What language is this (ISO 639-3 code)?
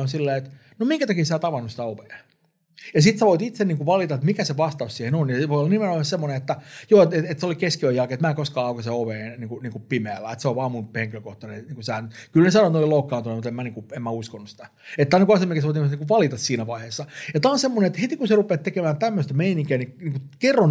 fin